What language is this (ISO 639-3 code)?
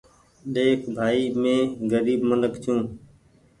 gig